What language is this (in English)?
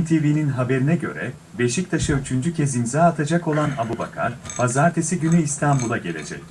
Turkish